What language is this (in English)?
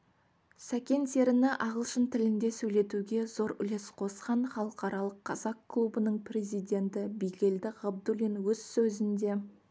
Kazakh